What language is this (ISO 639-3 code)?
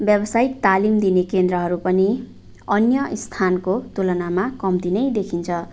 nep